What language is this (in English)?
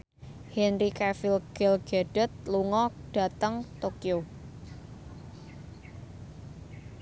Javanese